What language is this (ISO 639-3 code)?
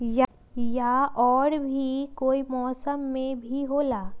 mag